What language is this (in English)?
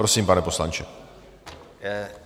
Czech